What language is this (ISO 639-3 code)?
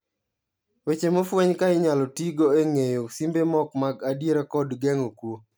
luo